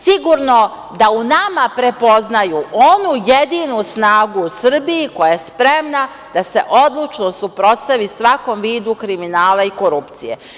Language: Serbian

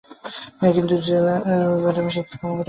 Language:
Bangla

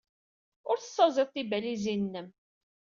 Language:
Kabyle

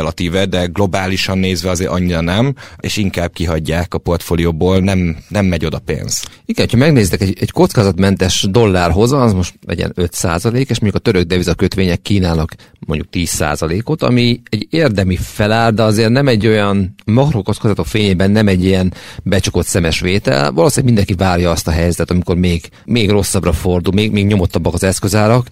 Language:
Hungarian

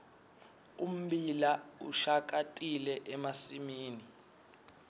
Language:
Swati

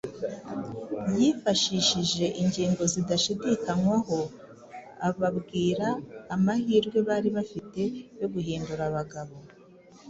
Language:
Kinyarwanda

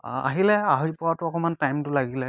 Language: Assamese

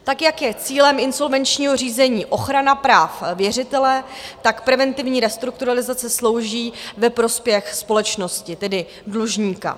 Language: Czech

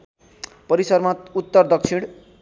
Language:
Nepali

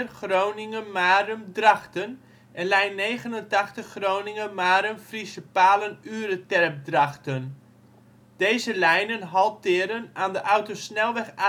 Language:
Dutch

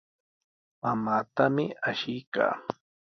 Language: Sihuas Ancash Quechua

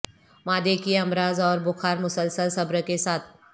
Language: Urdu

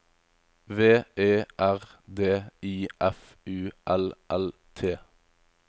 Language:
Norwegian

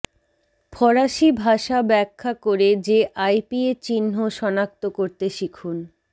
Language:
Bangla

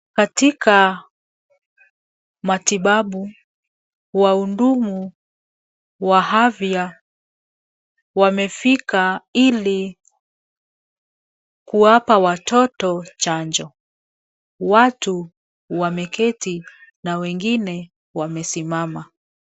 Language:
Swahili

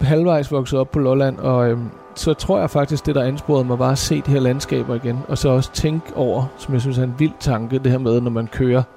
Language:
Danish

